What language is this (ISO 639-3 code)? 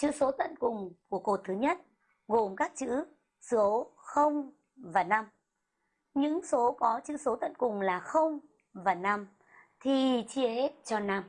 vie